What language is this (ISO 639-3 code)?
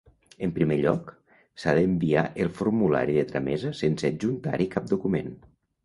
cat